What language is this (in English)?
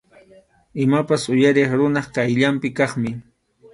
Arequipa-La Unión Quechua